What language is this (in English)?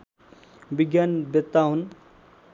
Nepali